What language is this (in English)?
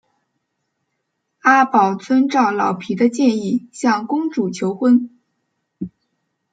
Chinese